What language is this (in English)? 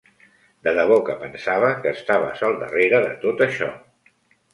Catalan